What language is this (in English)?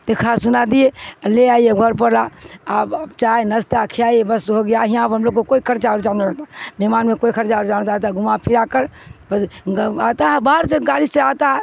Urdu